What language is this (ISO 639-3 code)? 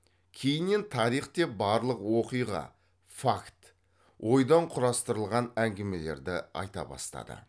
kaz